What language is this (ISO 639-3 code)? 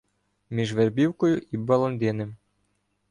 ukr